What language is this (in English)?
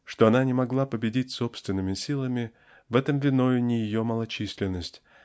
Russian